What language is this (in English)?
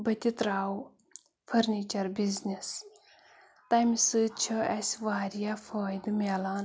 Kashmiri